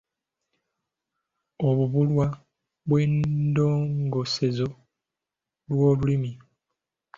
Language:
Ganda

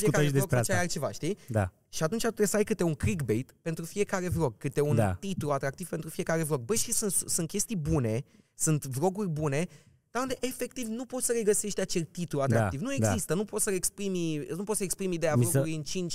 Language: Romanian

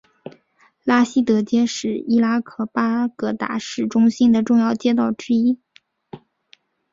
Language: Chinese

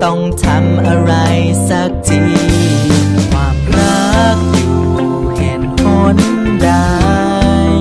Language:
Thai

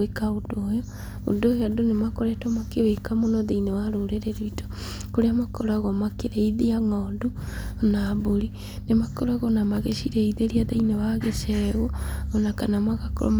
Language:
Kikuyu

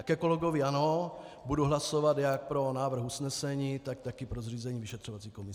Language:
Czech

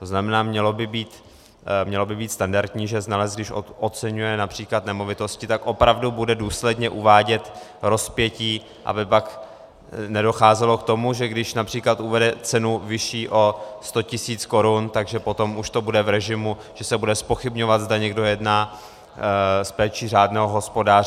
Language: Czech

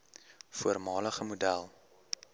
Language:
Afrikaans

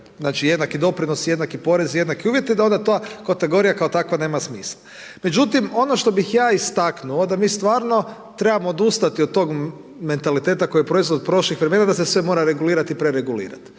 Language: Croatian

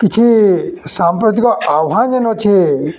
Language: Odia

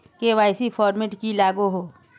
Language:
Magahi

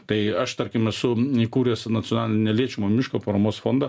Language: Lithuanian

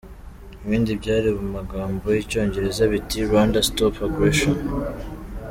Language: Kinyarwanda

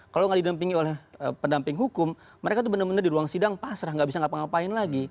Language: Indonesian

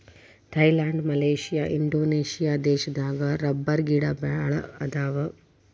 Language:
Kannada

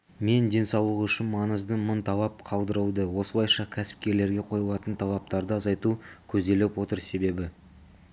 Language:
Kazakh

